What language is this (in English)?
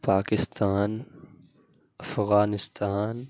Urdu